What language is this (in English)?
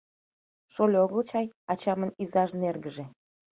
Mari